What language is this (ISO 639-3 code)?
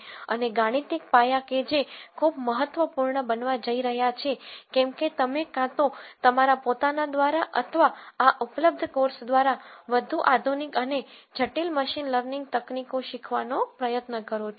guj